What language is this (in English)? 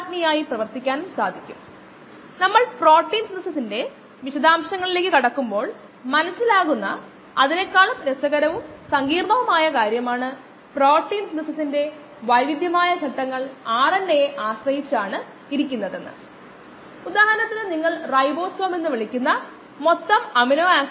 Malayalam